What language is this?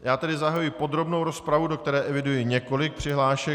Czech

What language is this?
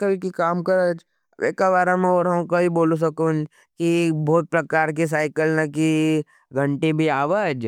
Nimadi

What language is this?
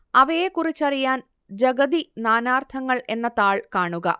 Malayalam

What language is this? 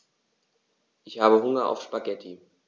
German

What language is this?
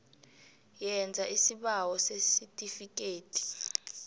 South Ndebele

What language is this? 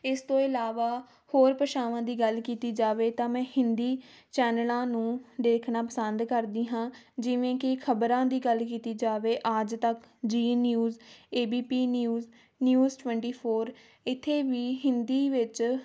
Punjabi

